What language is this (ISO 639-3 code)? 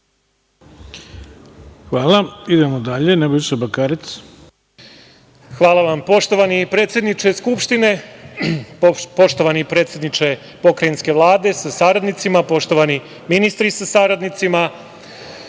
srp